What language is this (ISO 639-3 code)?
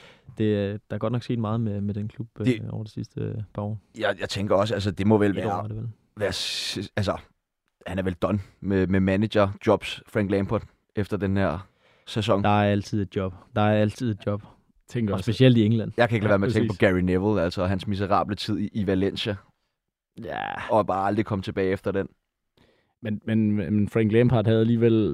dan